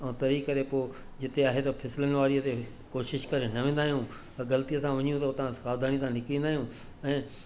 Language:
Sindhi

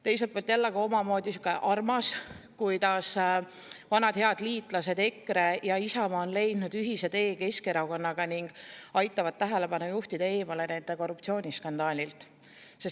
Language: Estonian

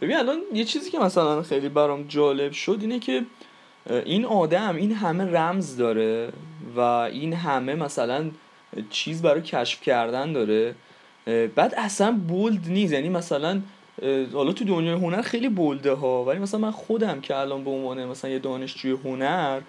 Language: Persian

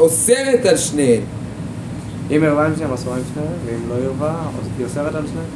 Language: Hebrew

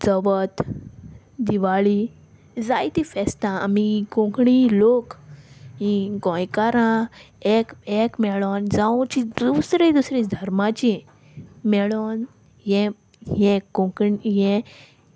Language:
Konkani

